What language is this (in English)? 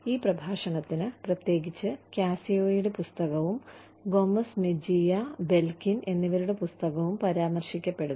Malayalam